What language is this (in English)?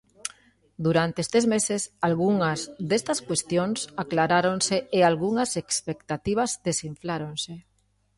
Galician